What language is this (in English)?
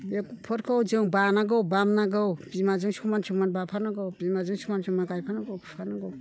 Bodo